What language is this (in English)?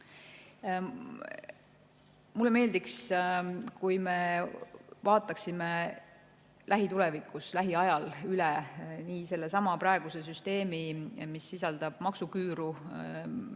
Estonian